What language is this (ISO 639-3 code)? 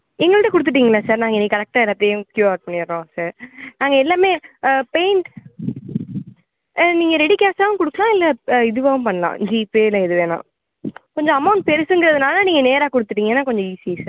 tam